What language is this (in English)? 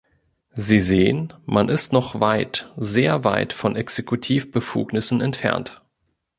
German